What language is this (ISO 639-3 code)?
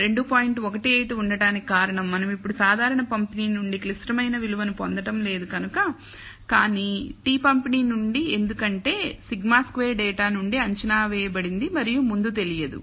tel